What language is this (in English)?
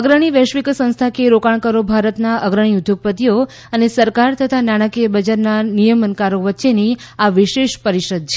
Gujarati